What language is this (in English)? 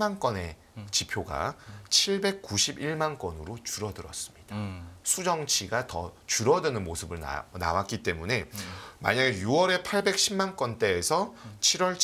Korean